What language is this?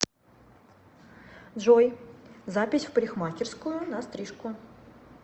Russian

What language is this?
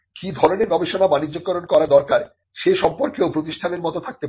Bangla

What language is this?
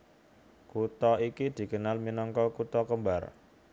Javanese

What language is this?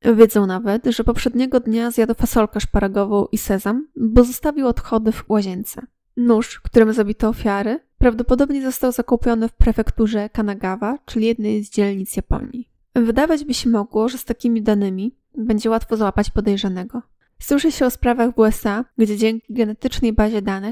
Polish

